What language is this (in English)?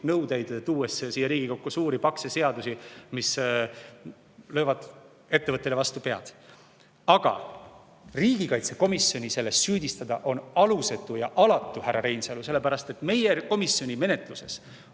Estonian